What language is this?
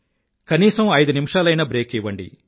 Telugu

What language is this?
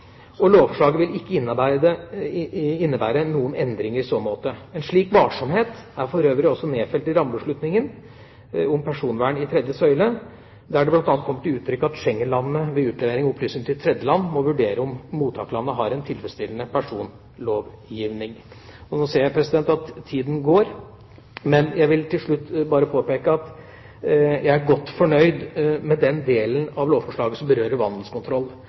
Norwegian Bokmål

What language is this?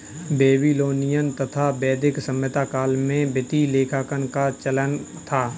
Hindi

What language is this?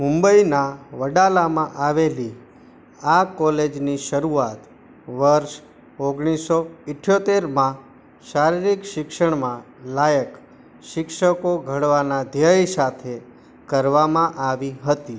Gujarati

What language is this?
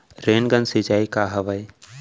Chhattisgarhi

